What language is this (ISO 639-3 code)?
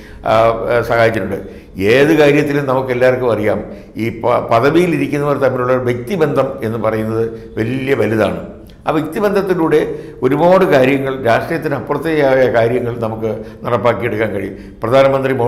ind